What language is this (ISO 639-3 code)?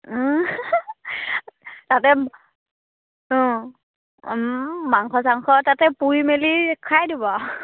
asm